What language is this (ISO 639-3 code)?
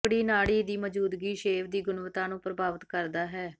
pan